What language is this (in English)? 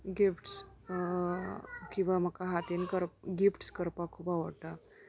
Konkani